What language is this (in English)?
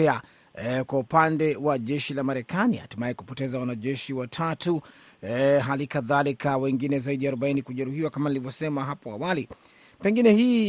Swahili